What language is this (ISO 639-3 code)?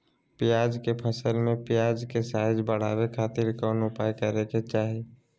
mag